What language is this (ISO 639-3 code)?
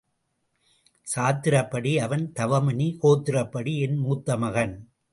tam